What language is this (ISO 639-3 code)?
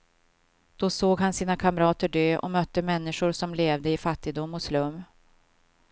swe